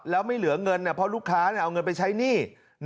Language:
Thai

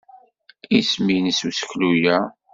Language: Kabyle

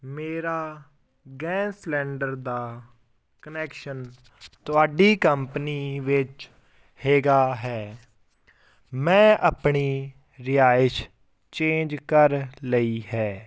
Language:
Punjabi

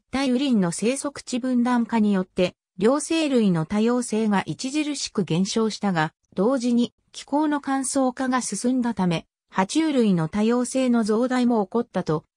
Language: Japanese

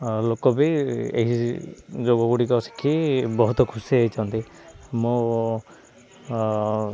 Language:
Odia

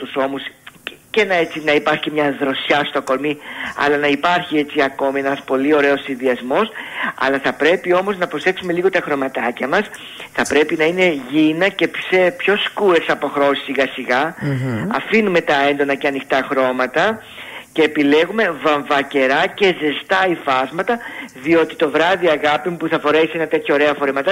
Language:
Greek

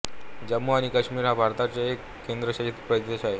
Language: Marathi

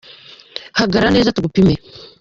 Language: Kinyarwanda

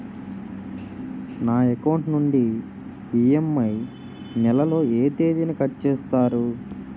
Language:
Telugu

